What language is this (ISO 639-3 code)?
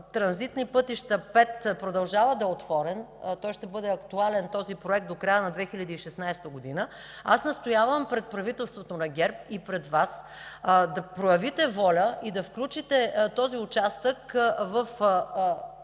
bul